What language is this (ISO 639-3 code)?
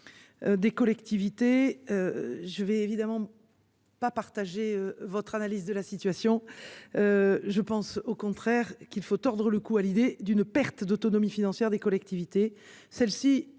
fra